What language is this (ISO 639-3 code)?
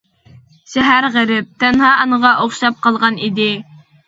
uig